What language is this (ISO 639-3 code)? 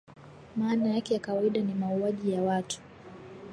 swa